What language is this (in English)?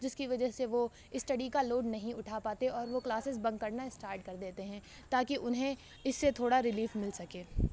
Urdu